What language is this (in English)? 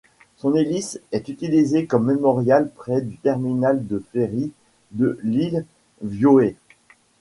French